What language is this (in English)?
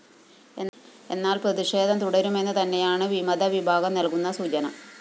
Malayalam